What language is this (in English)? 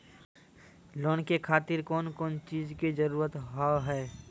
Maithili